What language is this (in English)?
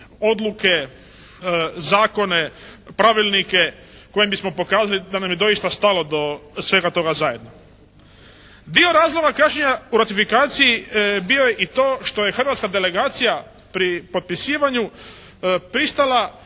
Croatian